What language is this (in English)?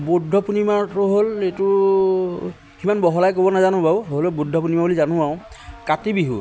Assamese